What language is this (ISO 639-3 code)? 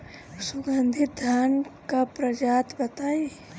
bho